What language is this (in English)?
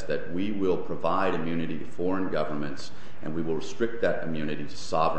English